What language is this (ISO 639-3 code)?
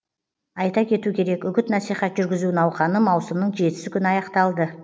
kaz